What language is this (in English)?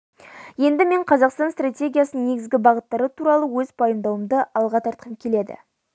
Kazakh